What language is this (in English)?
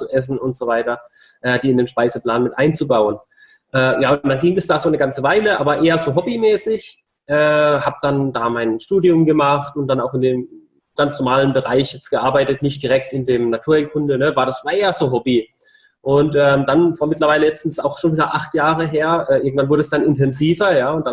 German